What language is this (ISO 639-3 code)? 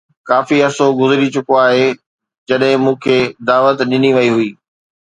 snd